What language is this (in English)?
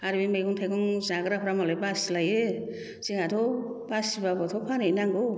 Bodo